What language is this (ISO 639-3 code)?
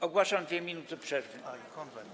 pol